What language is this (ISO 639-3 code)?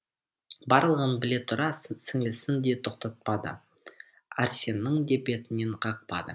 kaz